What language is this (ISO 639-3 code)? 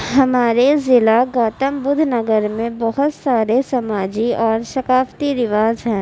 urd